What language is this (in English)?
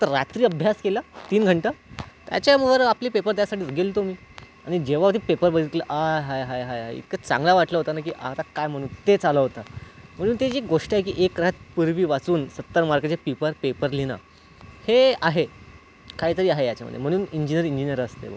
Marathi